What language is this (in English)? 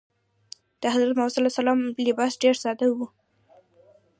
Pashto